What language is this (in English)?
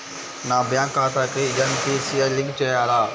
Telugu